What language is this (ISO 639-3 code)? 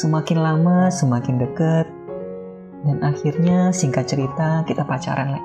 ind